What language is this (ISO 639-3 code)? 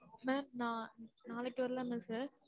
tam